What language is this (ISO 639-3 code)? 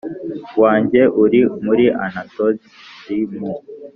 kin